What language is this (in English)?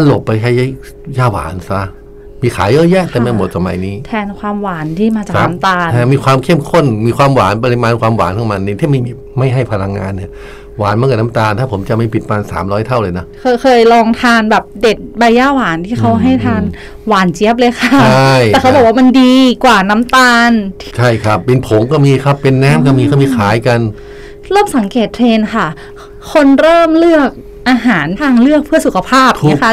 Thai